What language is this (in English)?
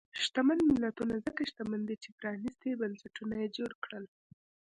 Pashto